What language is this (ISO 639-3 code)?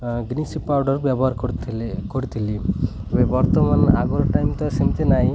ori